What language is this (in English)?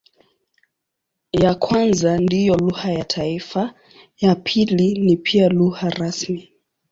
Swahili